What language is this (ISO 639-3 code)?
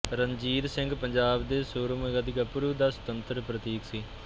pan